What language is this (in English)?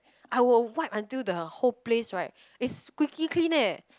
English